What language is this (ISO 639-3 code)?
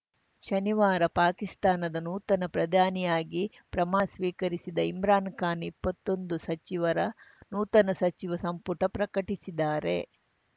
kan